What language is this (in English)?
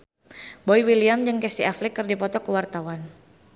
Sundanese